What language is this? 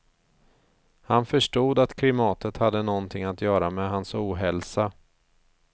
Swedish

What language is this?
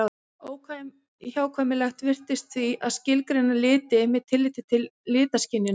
Icelandic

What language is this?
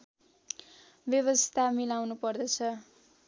Nepali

